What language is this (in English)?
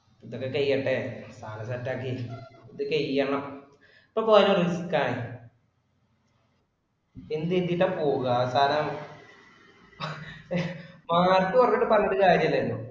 Malayalam